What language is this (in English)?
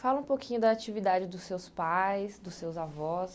Portuguese